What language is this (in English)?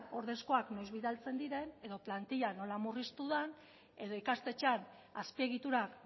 Basque